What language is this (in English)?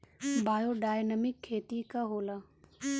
Bhojpuri